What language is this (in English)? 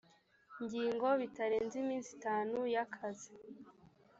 Kinyarwanda